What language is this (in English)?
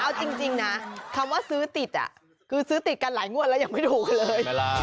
Thai